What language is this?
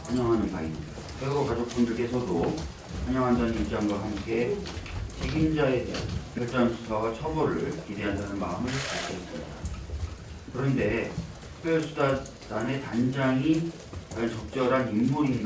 Korean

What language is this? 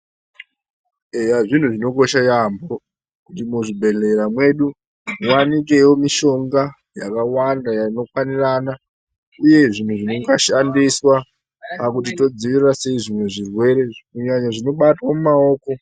Ndau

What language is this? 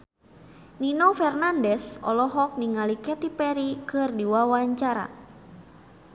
Sundanese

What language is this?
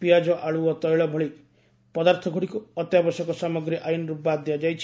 Odia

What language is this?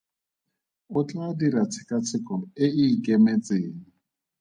Tswana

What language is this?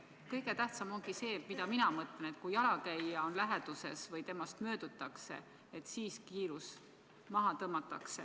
Estonian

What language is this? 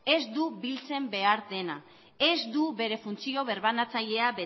Basque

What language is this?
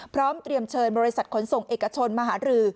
Thai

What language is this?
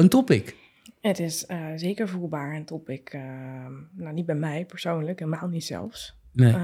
Dutch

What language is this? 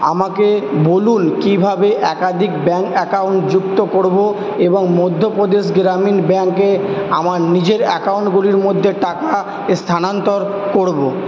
Bangla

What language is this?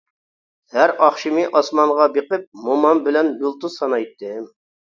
Uyghur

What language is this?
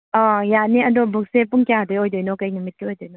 Manipuri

